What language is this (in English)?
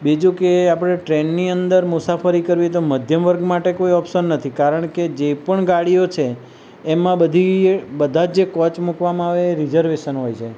Gujarati